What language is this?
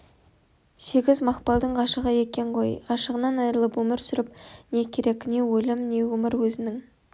Kazakh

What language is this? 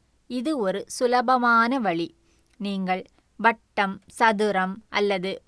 Tamil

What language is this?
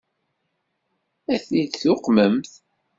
Kabyle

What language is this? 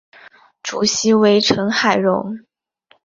Chinese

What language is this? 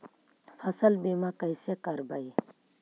Magahi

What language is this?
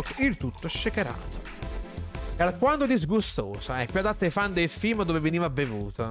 Italian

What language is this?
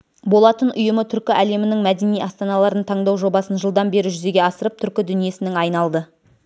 Kazakh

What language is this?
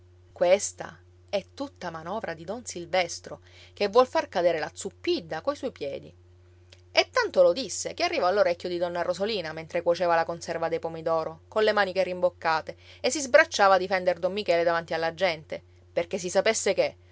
Italian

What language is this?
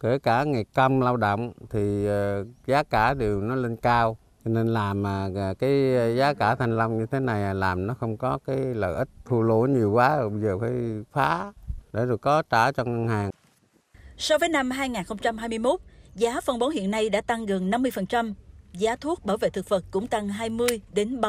Vietnamese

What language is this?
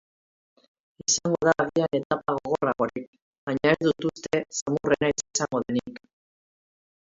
Basque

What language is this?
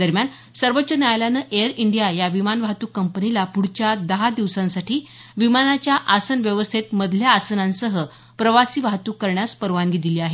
Marathi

